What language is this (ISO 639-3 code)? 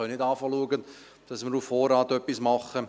gsw